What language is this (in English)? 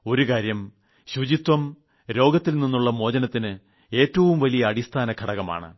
Malayalam